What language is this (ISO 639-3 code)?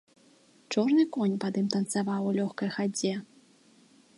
bel